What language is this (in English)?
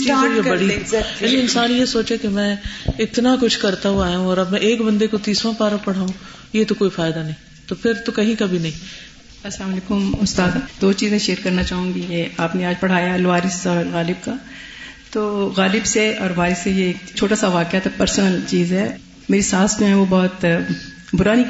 Urdu